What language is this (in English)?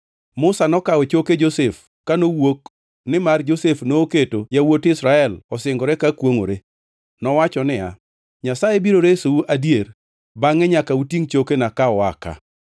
Luo (Kenya and Tanzania)